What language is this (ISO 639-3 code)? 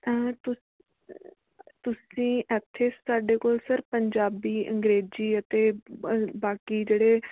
pan